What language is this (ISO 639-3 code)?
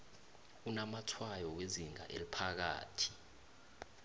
nbl